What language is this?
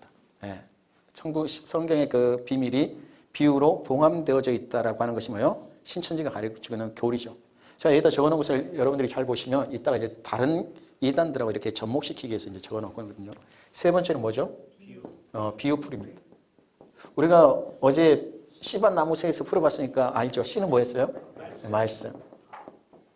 Korean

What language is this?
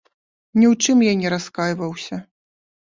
Belarusian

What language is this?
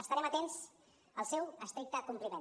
Catalan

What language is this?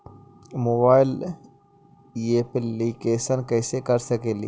Magahi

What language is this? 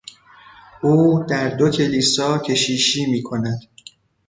Persian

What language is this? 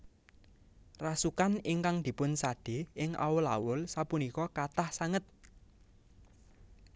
Javanese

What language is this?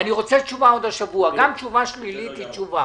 Hebrew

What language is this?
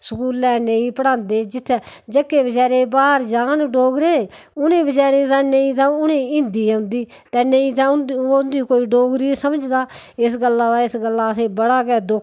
Dogri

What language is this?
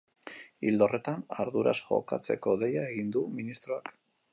Basque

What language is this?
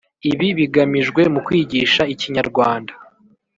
Kinyarwanda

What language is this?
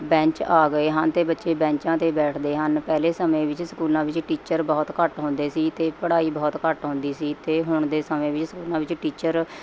Punjabi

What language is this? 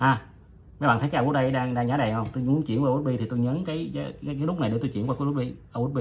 Vietnamese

